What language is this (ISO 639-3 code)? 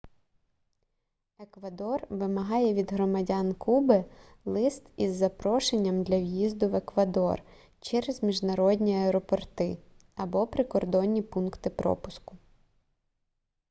ukr